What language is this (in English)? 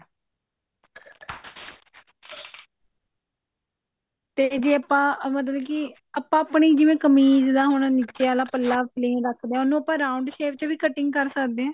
Punjabi